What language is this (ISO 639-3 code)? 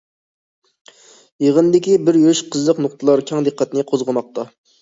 uig